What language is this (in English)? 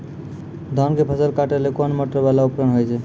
Maithili